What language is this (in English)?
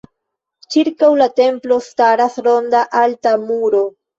Esperanto